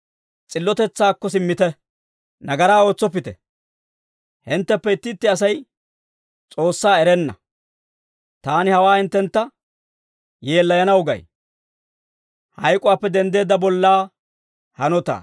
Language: Dawro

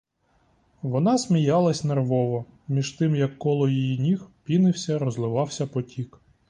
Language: Ukrainian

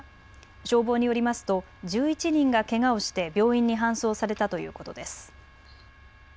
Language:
Japanese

